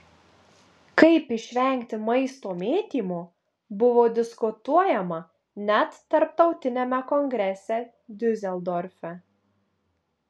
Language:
Lithuanian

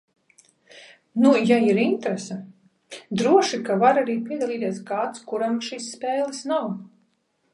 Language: Latvian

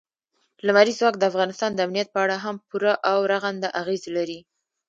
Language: Pashto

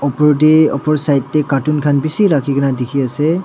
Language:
Naga Pidgin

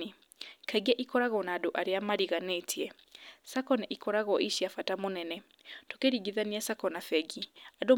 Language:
Kikuyu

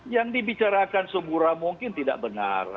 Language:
Indonesian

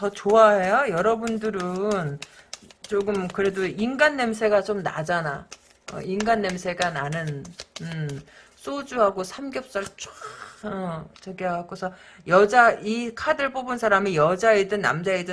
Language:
Korean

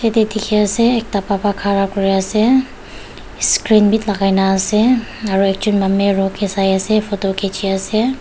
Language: Naga Pidgin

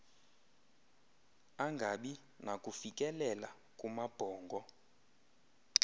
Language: Xhosa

